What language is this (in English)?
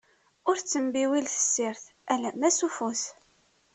Kabyle